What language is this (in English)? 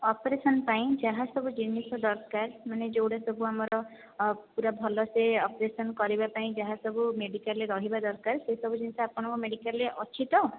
Odia